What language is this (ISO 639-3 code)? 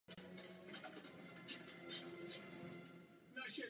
ces